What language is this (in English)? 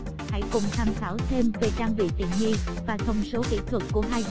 Vietnamese